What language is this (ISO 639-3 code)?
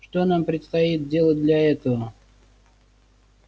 rus